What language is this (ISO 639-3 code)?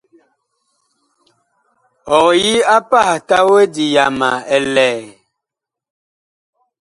bkh